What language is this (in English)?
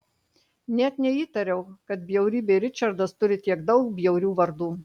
Lithuanian